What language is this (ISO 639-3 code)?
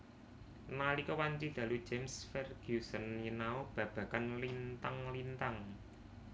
jav